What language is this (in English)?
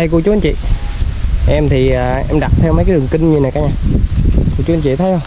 Vietnamese